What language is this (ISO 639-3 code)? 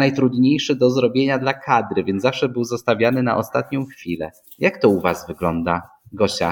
pol